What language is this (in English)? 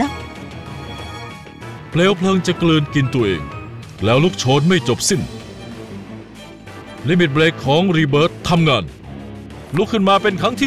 Thai